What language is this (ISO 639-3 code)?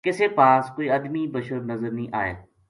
gju